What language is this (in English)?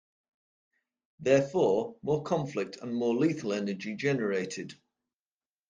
English